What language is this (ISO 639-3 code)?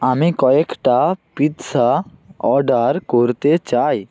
ben